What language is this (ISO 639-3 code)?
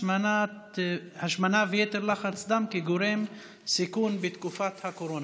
heb